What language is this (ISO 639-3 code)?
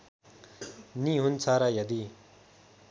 nep